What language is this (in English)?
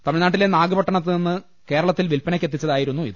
Malayalam